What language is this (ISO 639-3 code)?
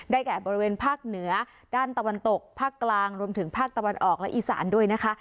tha